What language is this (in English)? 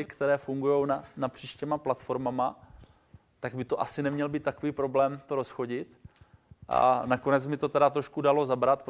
Czech